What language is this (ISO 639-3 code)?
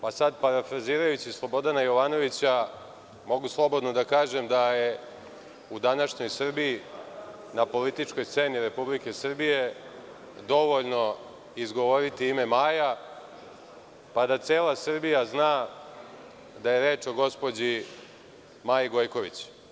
srp